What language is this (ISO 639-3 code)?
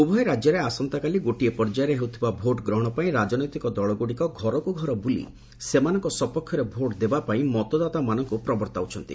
ori